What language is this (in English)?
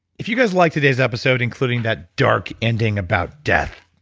English